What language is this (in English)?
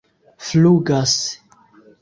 Esperanto